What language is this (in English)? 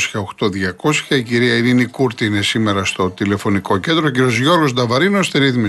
Greek